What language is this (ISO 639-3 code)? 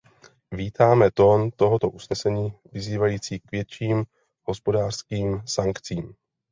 ces